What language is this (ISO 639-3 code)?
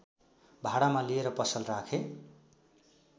nep